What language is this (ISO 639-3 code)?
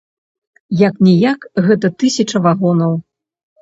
bel